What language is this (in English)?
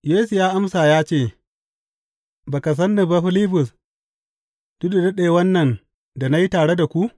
Hausa